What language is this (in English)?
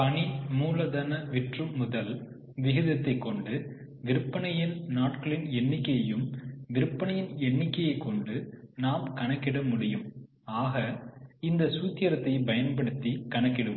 Tamil